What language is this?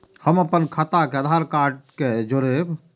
Maithili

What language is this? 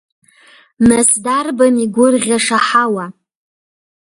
Abkhazian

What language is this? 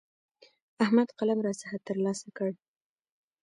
Pashto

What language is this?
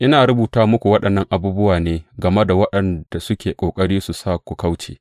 Hausa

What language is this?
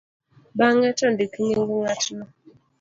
Luo (Kenya and Tanzania)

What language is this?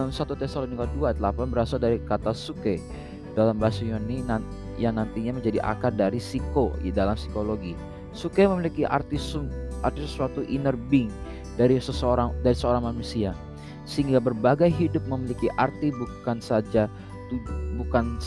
Indonesian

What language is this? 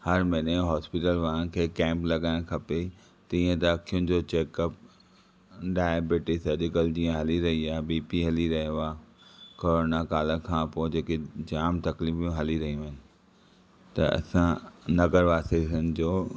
Sindhi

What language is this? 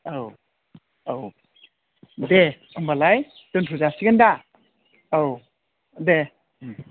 Bodo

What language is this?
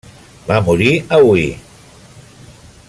Catalan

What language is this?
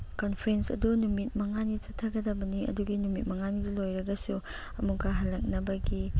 Manipuri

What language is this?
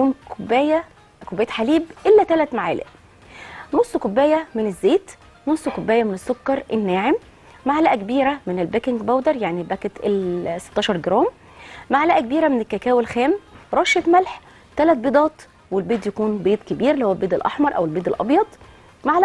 Arabic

